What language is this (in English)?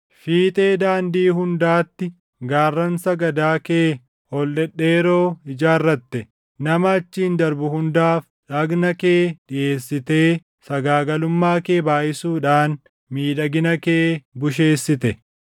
Oromo